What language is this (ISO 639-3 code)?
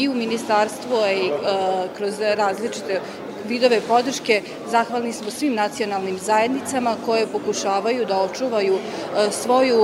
hrv